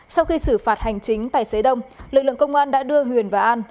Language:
Vietnamese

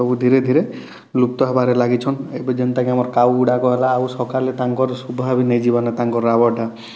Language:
Odia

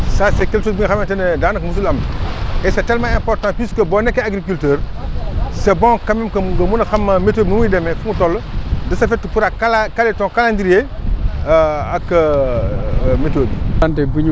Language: Wolof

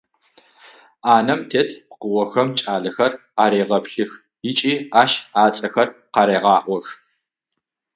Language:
Adyghe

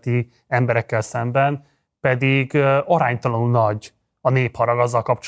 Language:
Hungarian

